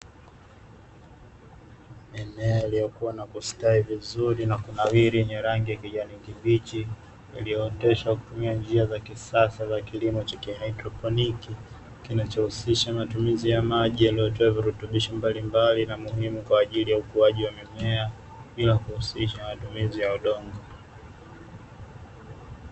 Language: Swahili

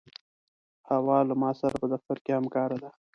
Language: Pashto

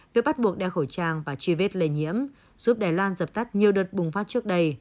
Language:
Vietnamese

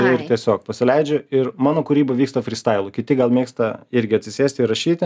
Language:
Lithuanian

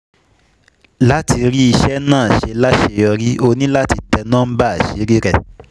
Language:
Yoruba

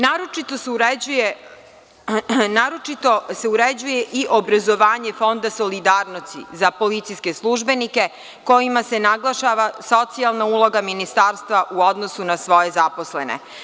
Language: Serbian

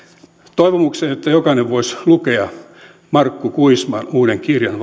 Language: Finnish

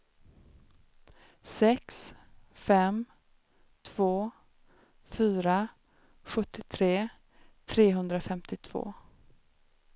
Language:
Swedish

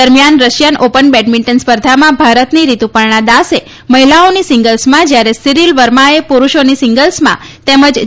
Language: Gujarati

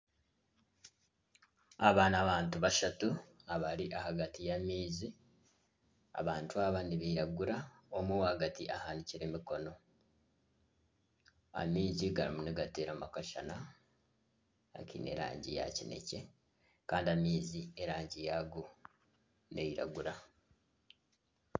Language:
Nyankole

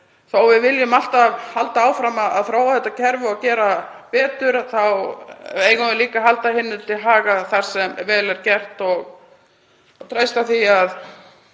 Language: Icelandic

